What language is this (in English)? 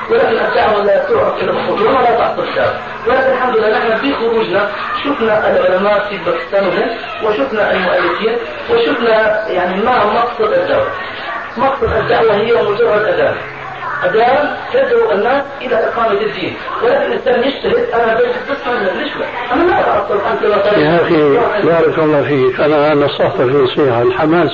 Arabic